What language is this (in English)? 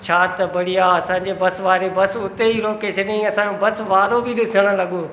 Sindhi